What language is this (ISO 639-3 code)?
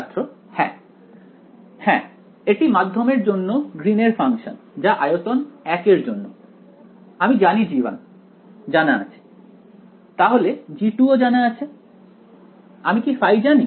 ben